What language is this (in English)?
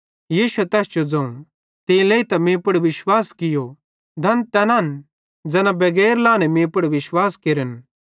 Bhadrawahi